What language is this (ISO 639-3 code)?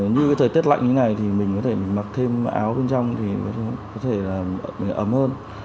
vie